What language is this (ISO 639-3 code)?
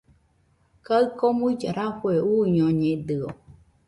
hux